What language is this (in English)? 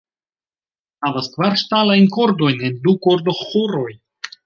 Esperanto